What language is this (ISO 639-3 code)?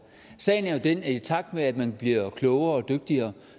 dan